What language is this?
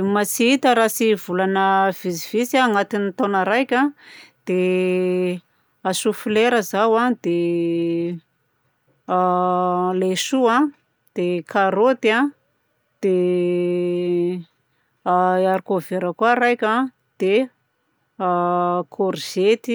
Southern Betsimisaraka Malagasy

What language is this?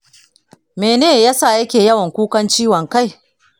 Hausa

